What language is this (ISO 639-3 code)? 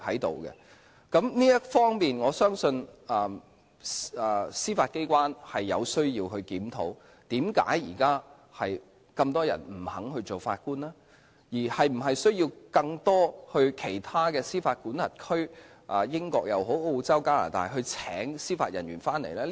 yue